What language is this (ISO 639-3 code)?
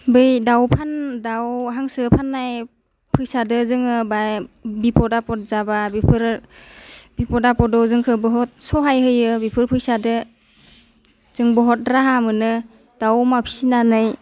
brx